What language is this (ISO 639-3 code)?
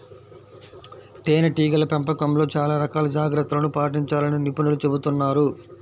tel